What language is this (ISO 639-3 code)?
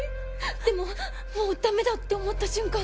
jpn